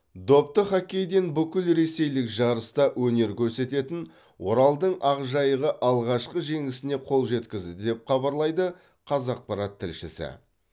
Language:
Kazakh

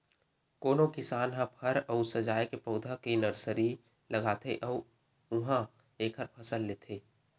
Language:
Chhattisgarhi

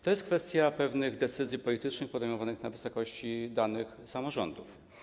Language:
Polish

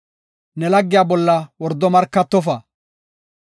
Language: Gofa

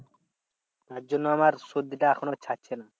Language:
Bangla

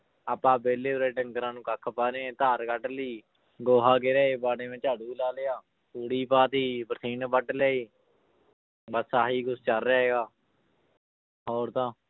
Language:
Punjabi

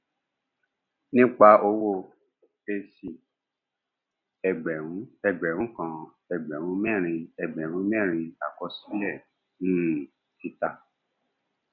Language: Yoruba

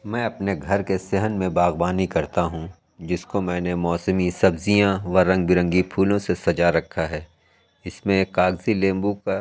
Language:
Urdu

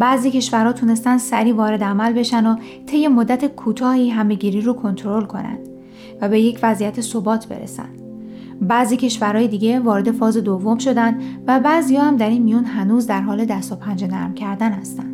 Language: Persian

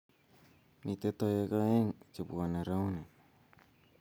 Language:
Kalenjin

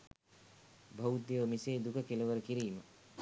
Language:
Sinhala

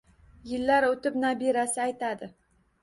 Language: Uzbek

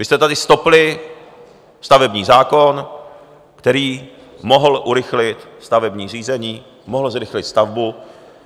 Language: Czech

